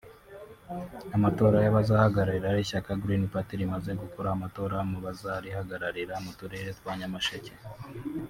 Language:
Kinyarwanda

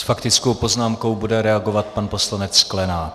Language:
Czech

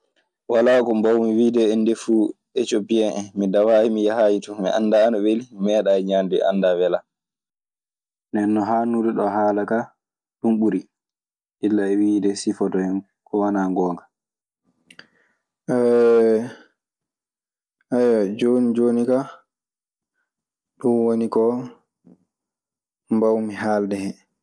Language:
Maasina Fulfulde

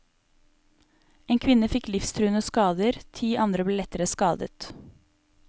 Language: Norwegian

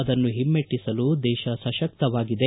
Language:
Kannada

